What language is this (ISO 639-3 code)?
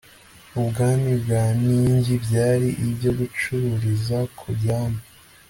kin